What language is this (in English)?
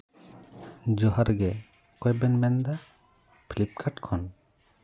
Santali